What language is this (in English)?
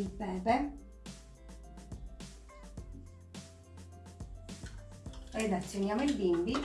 Italian